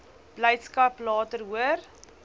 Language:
Afrikaans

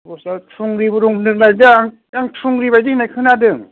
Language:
Bodo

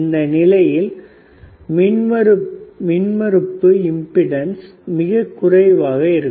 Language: Tamil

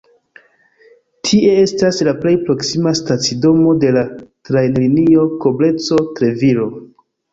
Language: Esperanto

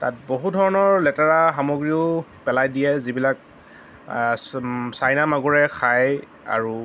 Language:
Assamese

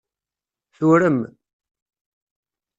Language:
Kabyle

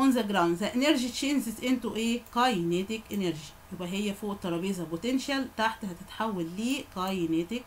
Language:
Arabic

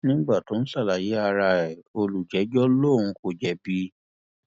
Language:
Yoruba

